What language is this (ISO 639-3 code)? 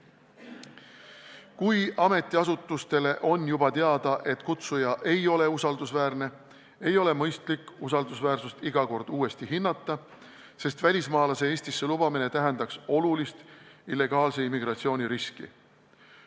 est